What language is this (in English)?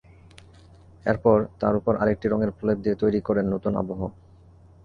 Bangla